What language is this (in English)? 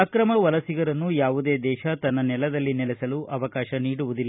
Kannada